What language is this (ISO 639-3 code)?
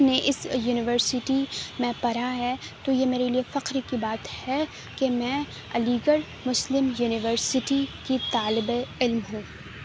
urd